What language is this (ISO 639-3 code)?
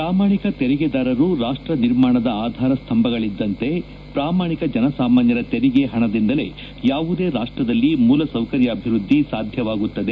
kan